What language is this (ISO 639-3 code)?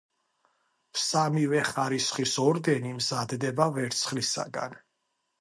kat